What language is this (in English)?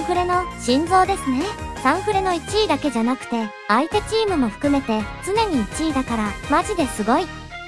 Japanese